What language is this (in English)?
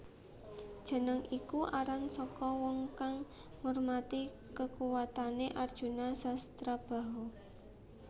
Javanese